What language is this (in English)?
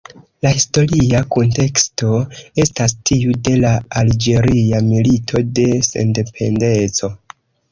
Esperanto